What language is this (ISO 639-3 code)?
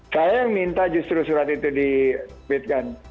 ind